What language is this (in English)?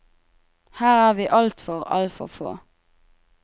Norwegian